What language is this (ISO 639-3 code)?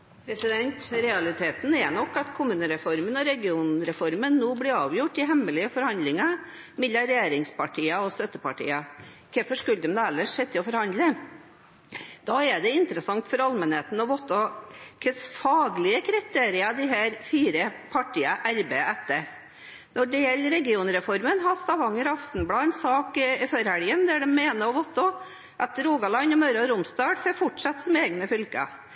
nob